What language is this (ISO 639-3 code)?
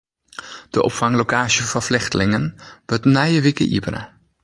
fry